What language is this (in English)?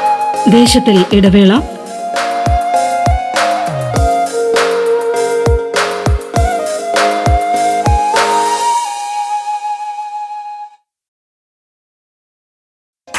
Malayalam